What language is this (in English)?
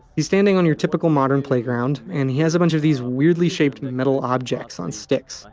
English